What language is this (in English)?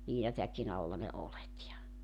Finnish